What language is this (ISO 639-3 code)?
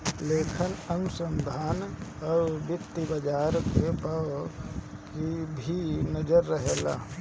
bho